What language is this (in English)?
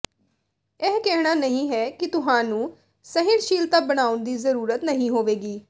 Punjabi